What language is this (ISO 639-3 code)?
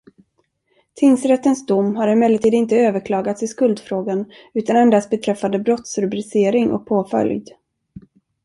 swe